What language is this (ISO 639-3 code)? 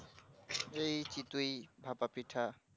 ben